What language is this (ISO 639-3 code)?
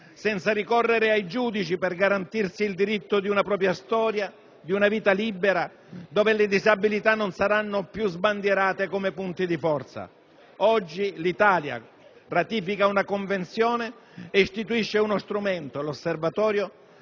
ita